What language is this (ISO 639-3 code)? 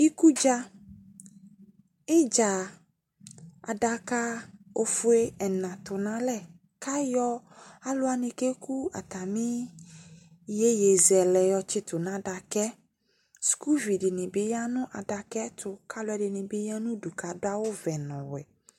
kpo